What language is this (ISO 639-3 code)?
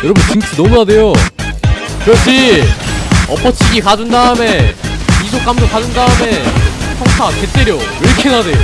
kor